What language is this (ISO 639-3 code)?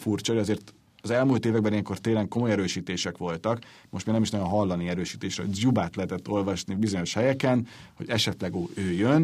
hun